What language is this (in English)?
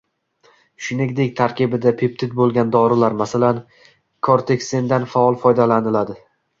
Uzbek